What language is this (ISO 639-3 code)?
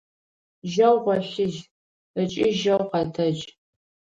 ady